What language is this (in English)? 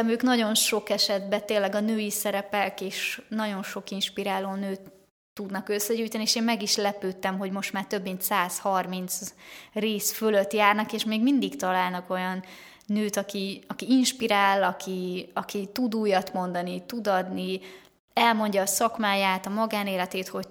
Hungarian